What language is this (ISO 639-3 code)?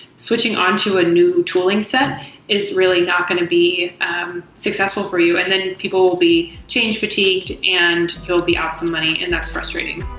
eng